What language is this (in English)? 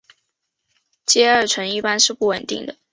Chinese